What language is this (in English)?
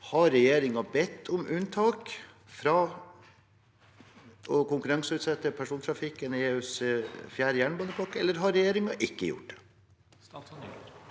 Norwegian